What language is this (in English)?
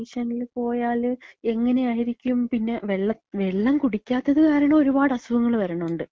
Malayalam